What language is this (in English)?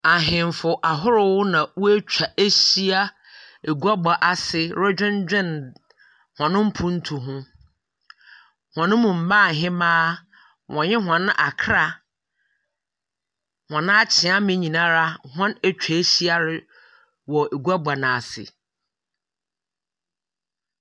Akan